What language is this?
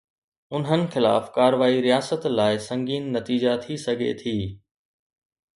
Sindhi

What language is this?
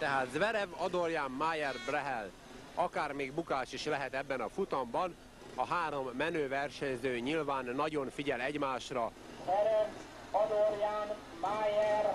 Hungarian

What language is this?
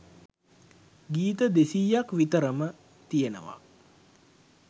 Sinhala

